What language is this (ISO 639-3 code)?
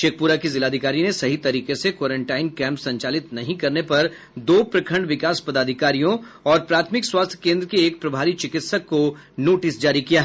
hin